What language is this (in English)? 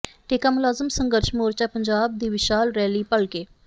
Punjabi